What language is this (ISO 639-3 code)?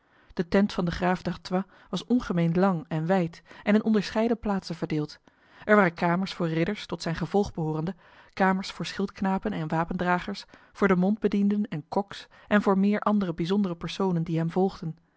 nld